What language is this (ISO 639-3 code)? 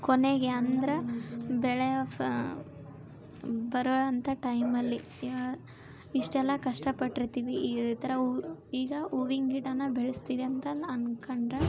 kan